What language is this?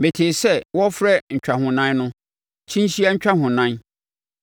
Akan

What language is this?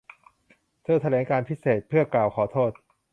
Thai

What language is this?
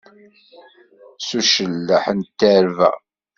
Kabyle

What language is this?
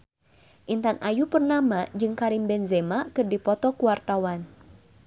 Sundanese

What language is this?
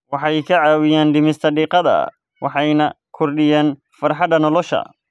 Somali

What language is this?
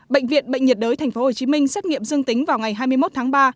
Vietnamese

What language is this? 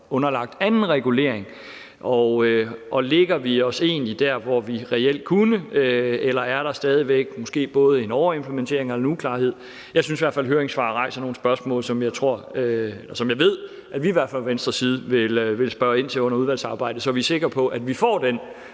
Danish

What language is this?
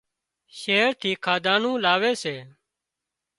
Wadiyara Koli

